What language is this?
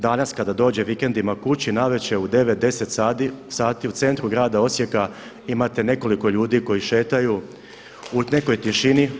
Croatian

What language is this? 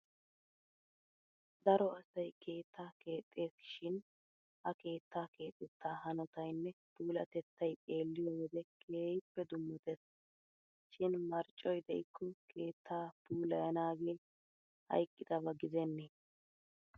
Wolaytta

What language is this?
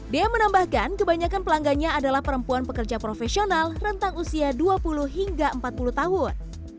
Indonesian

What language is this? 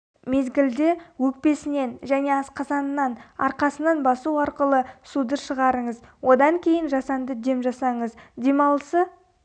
Kazakh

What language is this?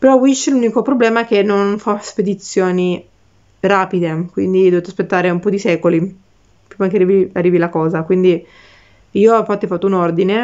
Italian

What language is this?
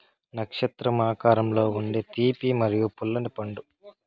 Telugu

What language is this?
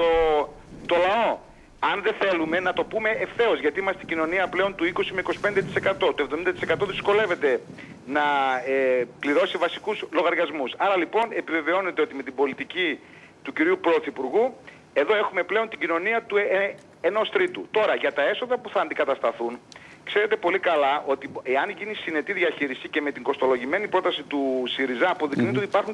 Greek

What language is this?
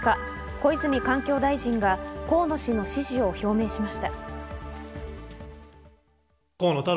Japanese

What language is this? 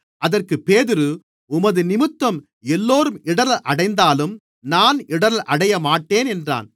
Tamil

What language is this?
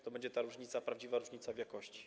Polish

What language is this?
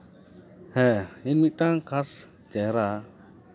Santali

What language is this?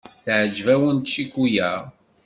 Kabyle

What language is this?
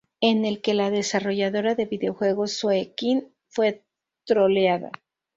Spanish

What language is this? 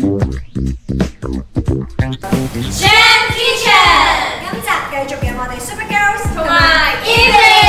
Japanese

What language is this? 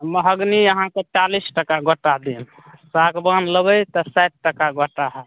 Maithili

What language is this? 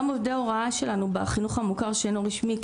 Hebrew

